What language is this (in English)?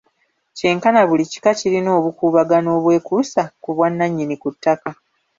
Ganda